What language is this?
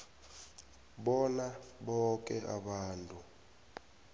South Ndebele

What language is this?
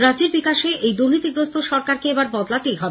Bangla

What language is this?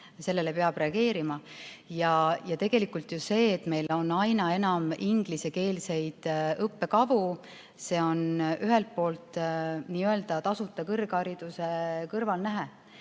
Estonian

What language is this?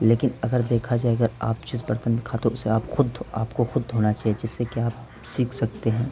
Urdu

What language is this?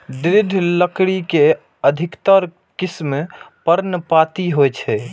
Maithili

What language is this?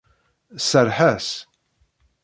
Kabyle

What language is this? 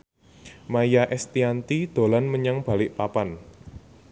Javanese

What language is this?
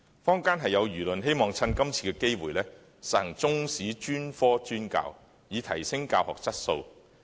Cantonese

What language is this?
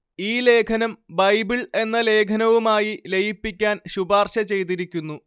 Malayalam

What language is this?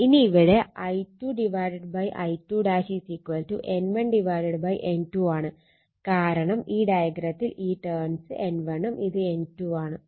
Malayalam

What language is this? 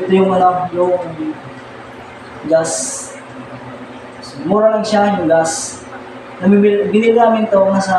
Filipino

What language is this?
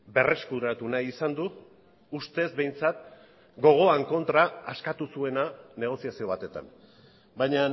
Basque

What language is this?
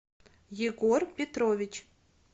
Russian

